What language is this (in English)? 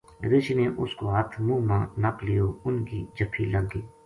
Gujari